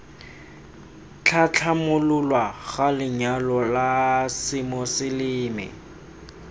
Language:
Tswana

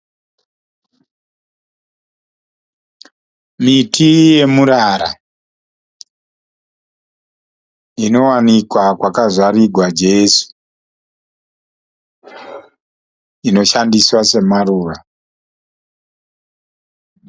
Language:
Shona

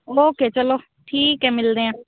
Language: Punjabi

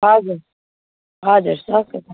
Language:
Nepali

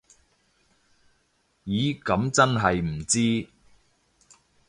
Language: Cantonese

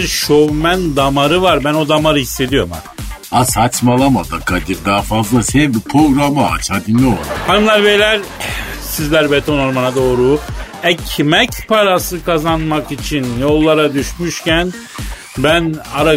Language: Turkish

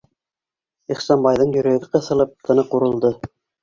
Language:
Bashkir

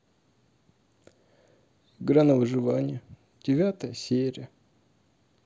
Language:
Russian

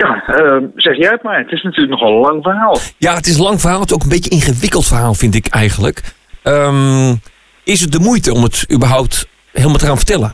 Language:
Dutch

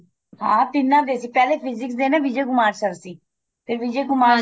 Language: Punjabi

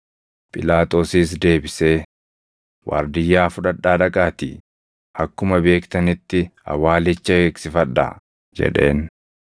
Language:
Oromo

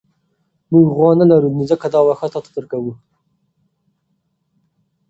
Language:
Pashto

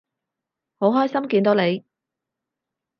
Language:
Cantonese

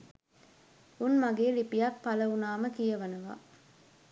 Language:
Sinhala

